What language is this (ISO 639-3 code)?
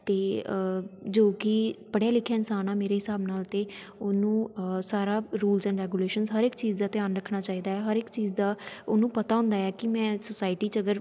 pan